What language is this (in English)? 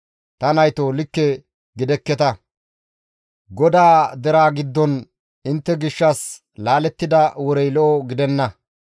Gamo